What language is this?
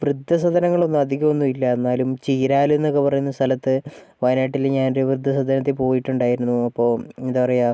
Malayalam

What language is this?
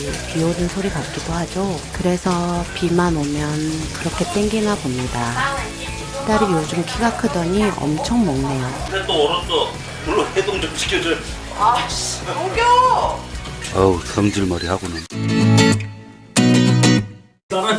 Korean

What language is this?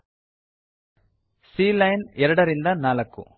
Kannada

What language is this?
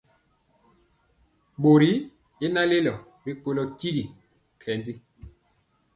Mpiemo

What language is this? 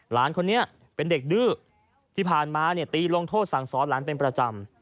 Thai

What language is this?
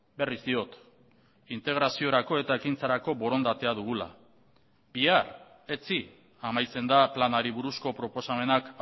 Basque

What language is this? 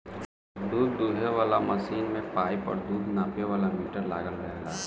Bhojpuri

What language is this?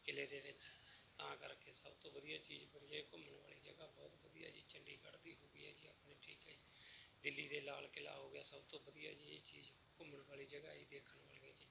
Punjabi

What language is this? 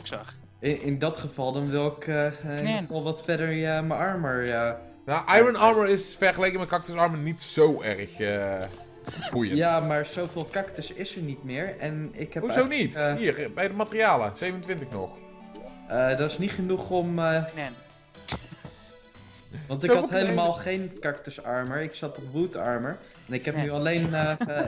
Dutch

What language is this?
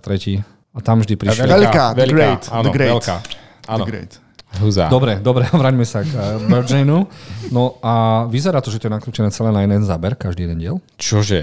Slovak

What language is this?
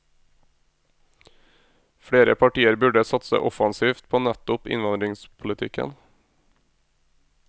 Norwegian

